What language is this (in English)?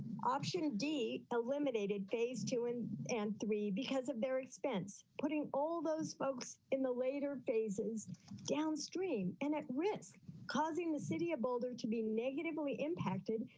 English